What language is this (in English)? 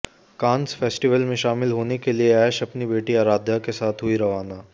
Hindi